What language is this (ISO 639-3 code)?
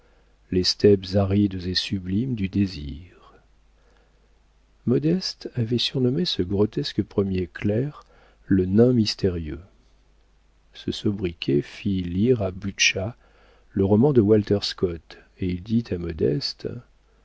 fra